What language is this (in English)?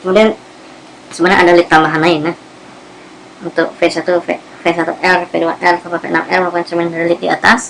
Indonesian